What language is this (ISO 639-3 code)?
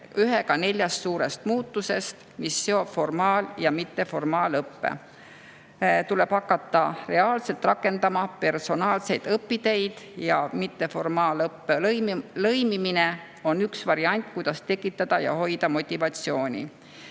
est